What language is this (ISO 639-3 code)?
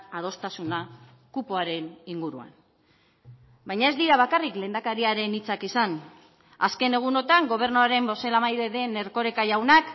eus